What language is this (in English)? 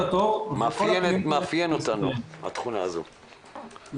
Hebrew